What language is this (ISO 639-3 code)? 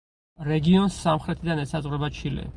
kat